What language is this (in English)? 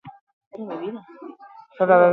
Basque